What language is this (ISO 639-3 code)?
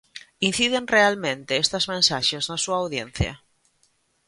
glg